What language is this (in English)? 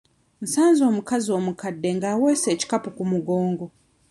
Ganda